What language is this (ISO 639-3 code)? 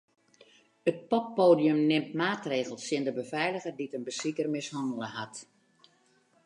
fry